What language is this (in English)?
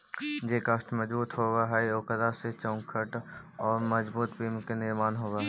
Magahi